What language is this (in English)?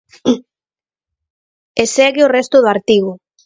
Galician